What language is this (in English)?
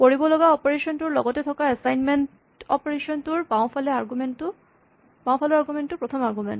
Assamese